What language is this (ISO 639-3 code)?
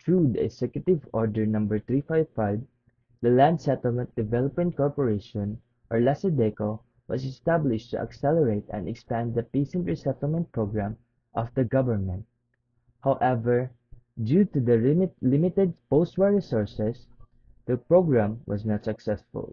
eng